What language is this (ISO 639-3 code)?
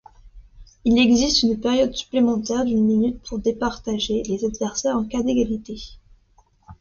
fra